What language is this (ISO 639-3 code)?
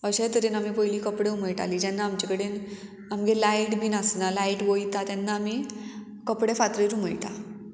kok